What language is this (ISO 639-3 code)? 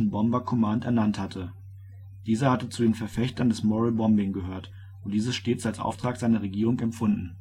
deu